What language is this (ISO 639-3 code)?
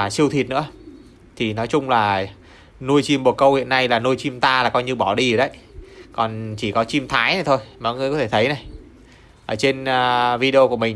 vie